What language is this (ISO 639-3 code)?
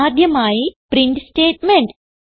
mal